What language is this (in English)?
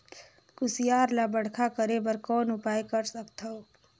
Chhattisgarhi